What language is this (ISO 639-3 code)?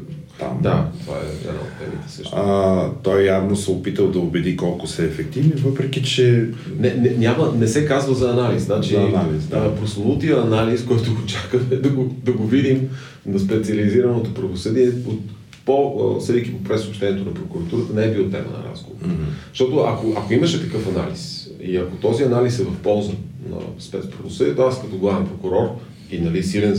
bul